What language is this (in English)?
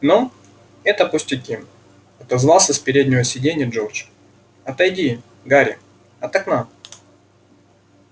Russian